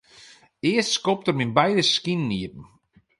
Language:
Western Frisian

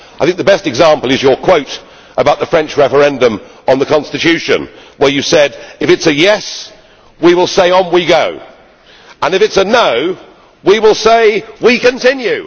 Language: English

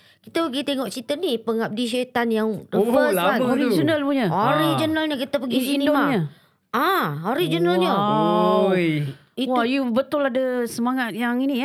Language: Malay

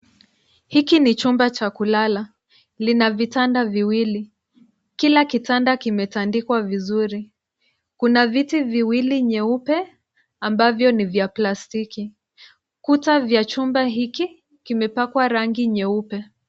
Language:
Swahili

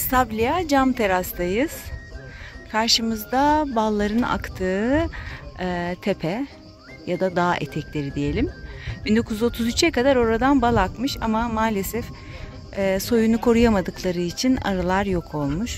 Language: Turkish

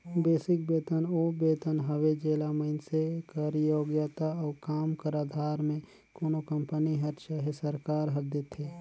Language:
Chhattisgarhi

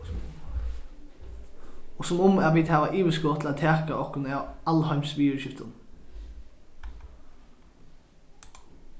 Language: Faroese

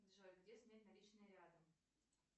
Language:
Russian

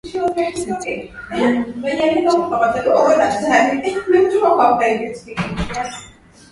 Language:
Swahili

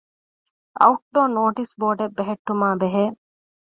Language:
Divehi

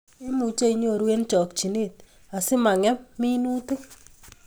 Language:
Kalenjin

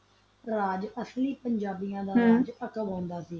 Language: Punjabi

